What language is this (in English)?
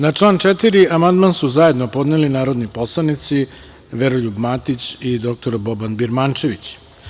Serbian